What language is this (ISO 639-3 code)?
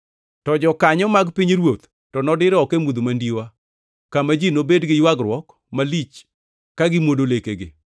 luo